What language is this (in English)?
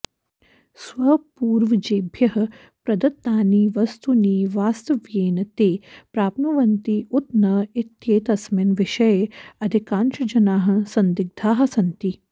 Sanskrit